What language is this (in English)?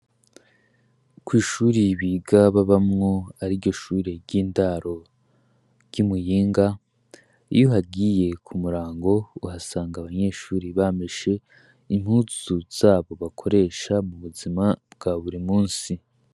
Rundi